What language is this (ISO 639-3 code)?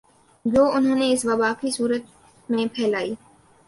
urd